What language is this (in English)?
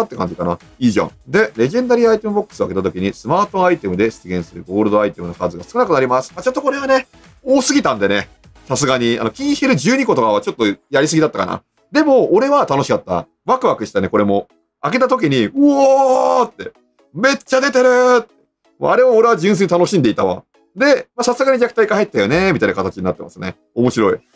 Japanese